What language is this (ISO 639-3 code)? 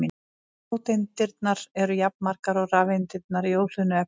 isl